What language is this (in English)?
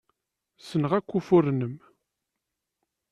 Kabyle